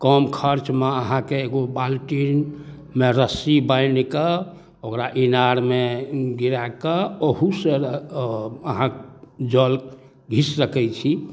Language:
Maithili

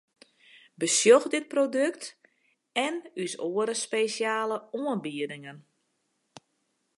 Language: Western Frisian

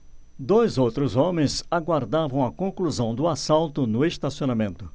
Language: Portuguese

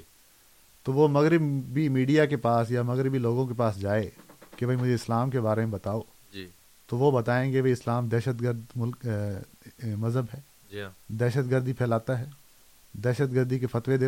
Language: Urdu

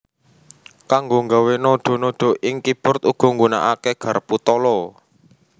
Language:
Javanese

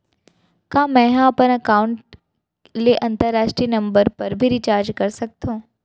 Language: Chhattisgarhi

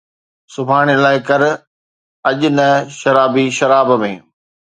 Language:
Sindhi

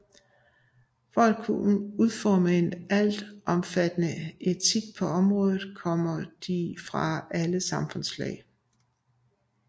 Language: Danish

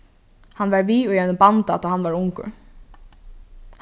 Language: Faroese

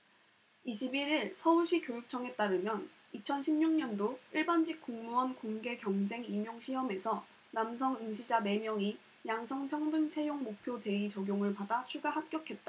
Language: Korean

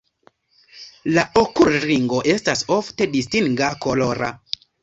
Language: Esperanto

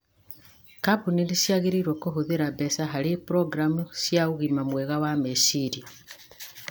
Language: Kikuyu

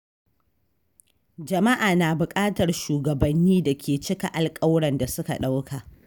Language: Hausa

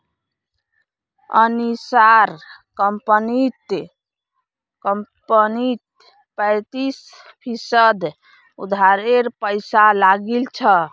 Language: Magahi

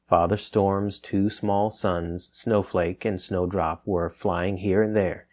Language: English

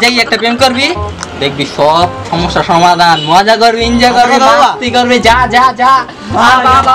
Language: Indonesian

